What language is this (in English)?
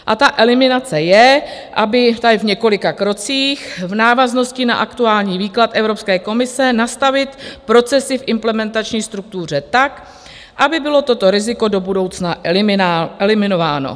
Czech